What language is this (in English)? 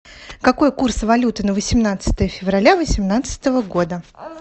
Russian